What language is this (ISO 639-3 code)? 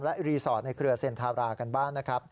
tha